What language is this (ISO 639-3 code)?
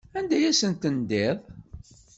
kab